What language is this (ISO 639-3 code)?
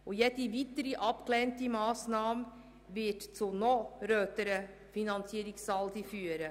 gsw